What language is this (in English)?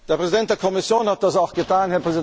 German